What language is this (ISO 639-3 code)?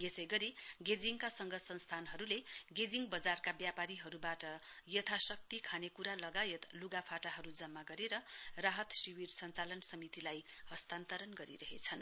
nep